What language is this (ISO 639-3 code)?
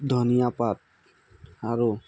asm